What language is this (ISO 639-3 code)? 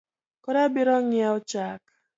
luo